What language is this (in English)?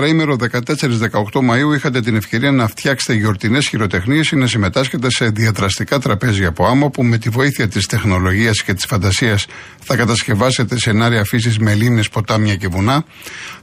Greek